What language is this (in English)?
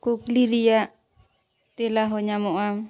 Santali